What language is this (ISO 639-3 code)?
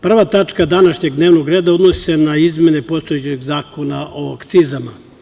srp